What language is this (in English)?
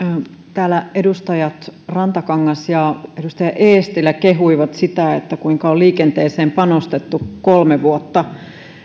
Finnish